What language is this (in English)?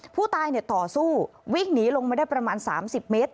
Thai